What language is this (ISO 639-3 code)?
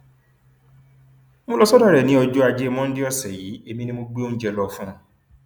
yor